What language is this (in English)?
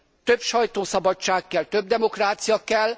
Hungarian